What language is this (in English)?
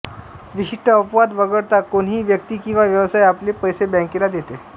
Marathi